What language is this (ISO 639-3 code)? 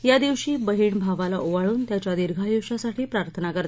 mar